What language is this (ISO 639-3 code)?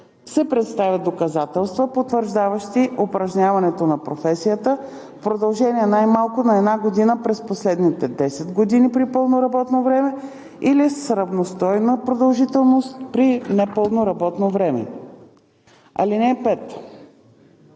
bul